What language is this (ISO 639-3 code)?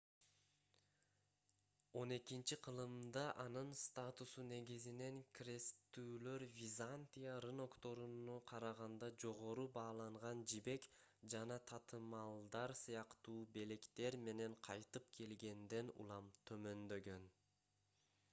kir